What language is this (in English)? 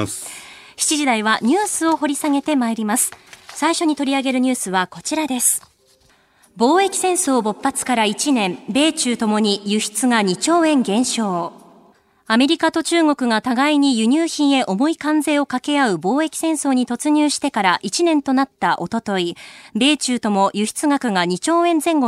Japanese